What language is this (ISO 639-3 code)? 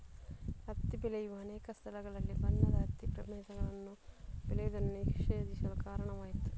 kan